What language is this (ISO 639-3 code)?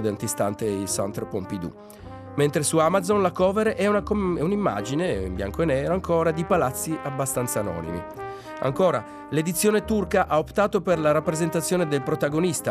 ita